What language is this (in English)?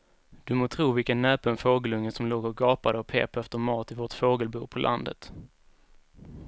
Swedish